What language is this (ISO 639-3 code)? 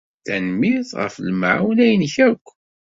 kab